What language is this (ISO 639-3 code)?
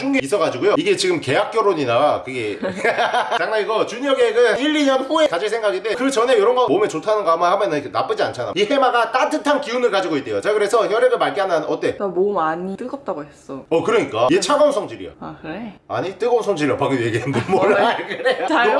kor